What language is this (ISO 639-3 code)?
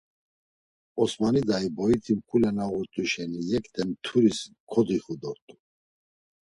lzz